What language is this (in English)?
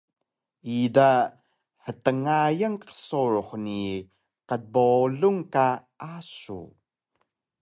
Taroko